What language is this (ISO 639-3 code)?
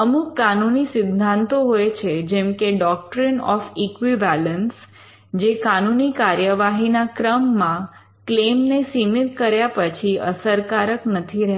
guj